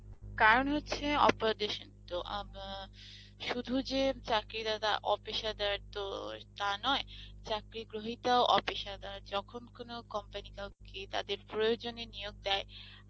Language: Bangla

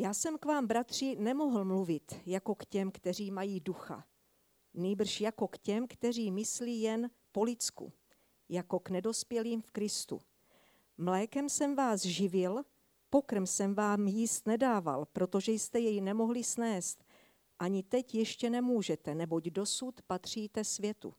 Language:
Czech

